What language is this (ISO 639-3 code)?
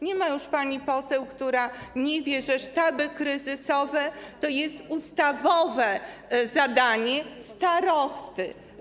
pol